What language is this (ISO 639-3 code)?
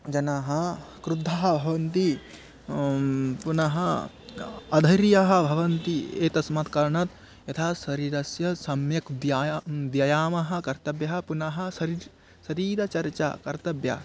san